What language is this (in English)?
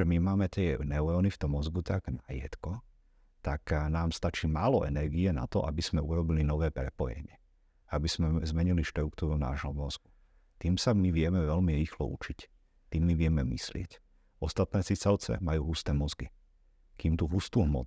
Slovak